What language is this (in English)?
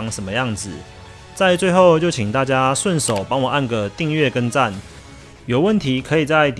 Chinese